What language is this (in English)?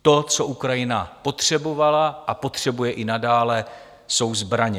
Czech